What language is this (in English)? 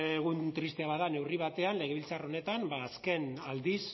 Basque